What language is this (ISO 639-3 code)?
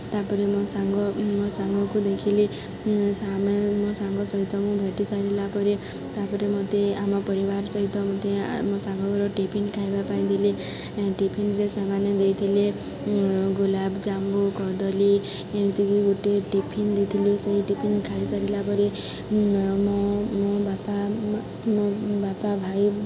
ori